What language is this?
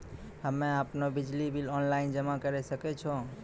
Maithili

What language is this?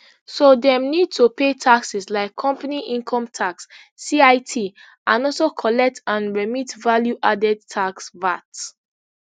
Nigerian Pidgin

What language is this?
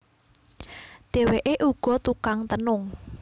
Javanese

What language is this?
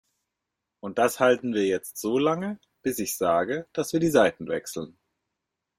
German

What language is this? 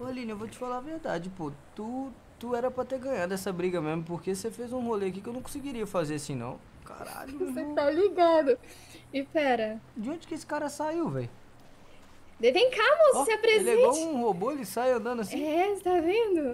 Portuguese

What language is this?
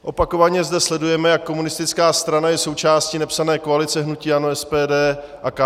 Czech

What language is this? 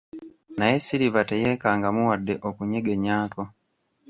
Ganda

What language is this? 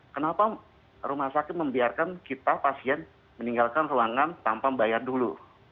Indonesian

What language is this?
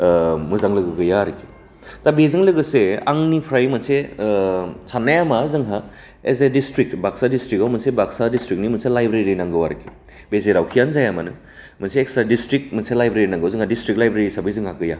Bodo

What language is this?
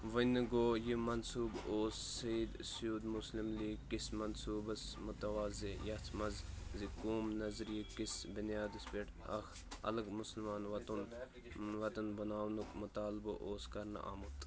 Kashmiri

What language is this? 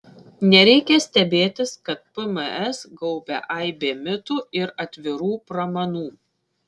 Lithuanian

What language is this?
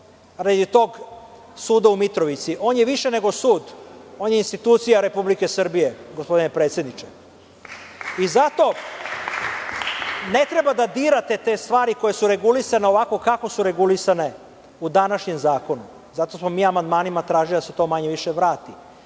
Serbian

